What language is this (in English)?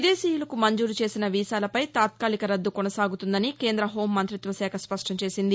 Telugu